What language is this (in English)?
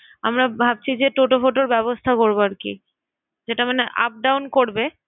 Bangla